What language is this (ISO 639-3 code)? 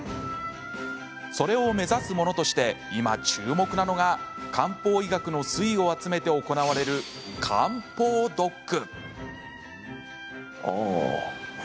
jpn